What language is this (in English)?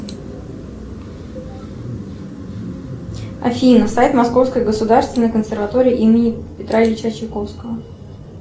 Russian